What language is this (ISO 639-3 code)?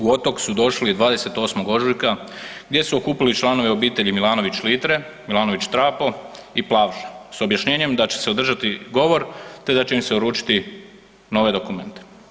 hrv